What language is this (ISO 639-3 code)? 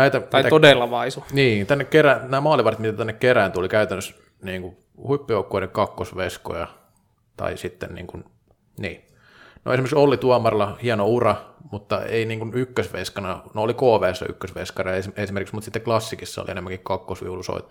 fin